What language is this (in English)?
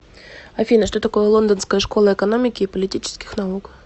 Russian